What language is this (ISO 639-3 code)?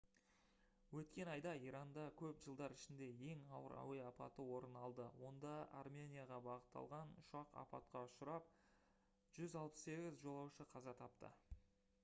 kaz